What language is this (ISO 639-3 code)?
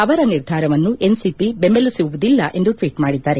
kan